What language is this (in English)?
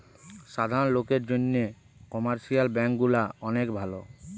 Bangla